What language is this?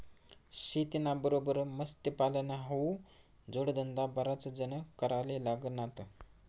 Marathi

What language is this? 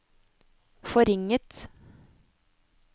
Norwegian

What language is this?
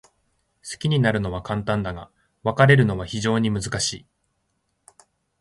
Japanese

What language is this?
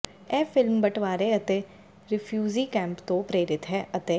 Punjabi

